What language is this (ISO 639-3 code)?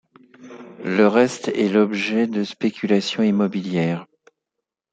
fra